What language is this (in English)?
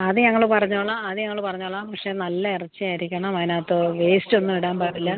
Malayalam